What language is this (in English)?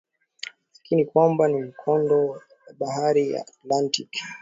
Swahili